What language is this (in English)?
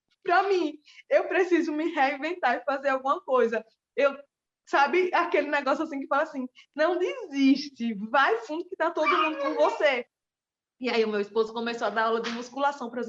Portuguese